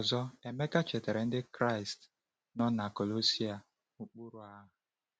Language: Igbo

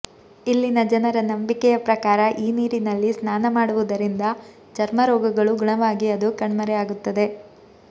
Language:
Kannada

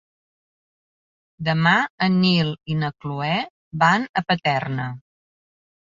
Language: Catalan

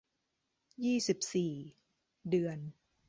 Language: Thai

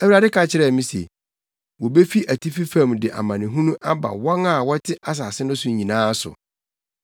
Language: Akan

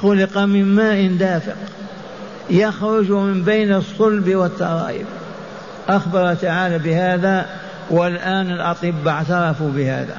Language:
Arabic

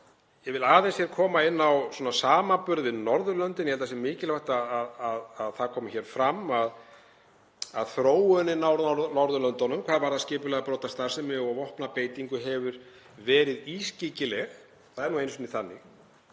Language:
Icelandic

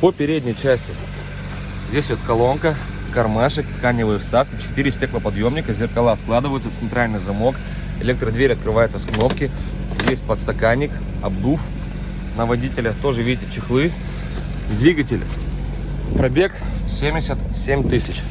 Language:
Russian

